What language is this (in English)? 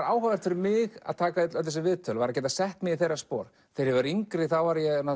Icelandic